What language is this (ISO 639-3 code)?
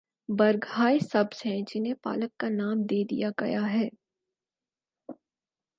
urd